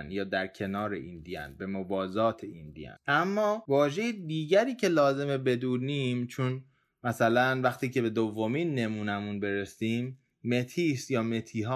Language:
Persian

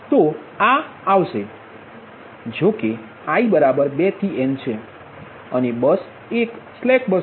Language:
Gujarati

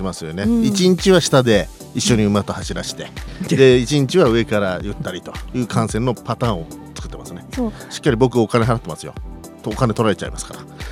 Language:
Japanese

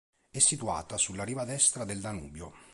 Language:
Italian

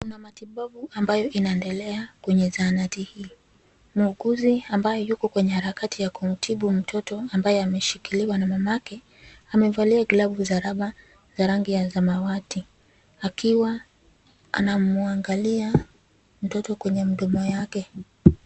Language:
Swahili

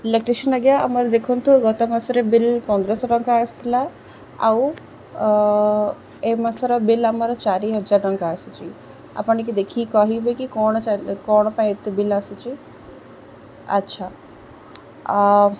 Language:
Odia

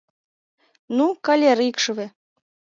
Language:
Mari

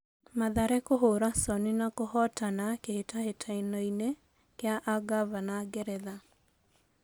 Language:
Kikuyu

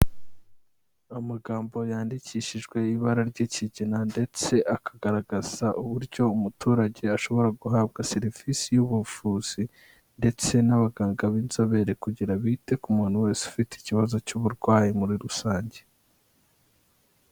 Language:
Kinyarwanda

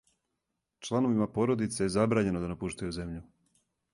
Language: Serbian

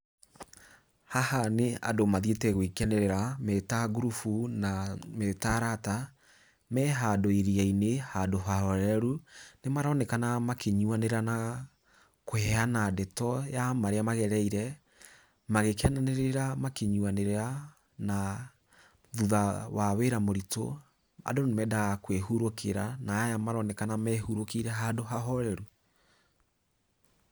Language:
Kikuyu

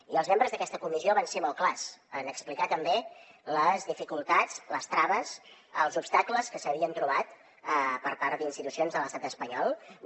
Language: Catalan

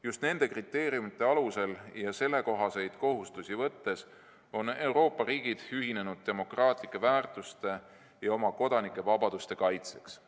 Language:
Estonian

